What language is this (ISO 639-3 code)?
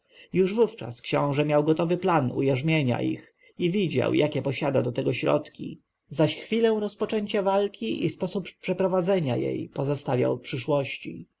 pol